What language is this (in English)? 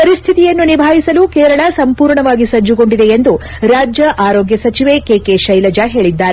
Kannada